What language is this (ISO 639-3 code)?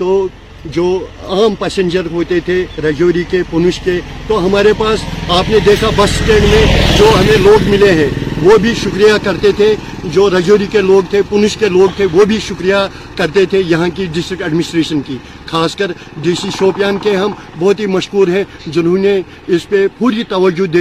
urd